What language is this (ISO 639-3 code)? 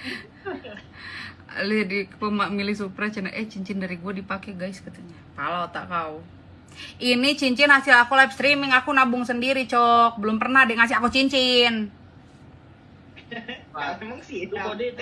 ind